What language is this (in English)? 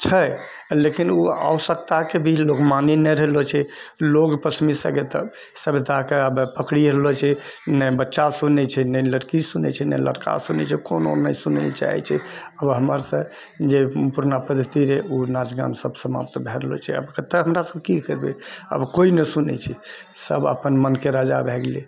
Maithili